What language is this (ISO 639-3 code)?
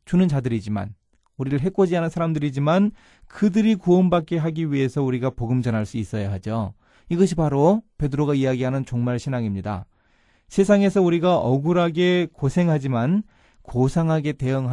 kor